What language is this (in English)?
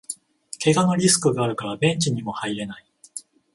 Japanese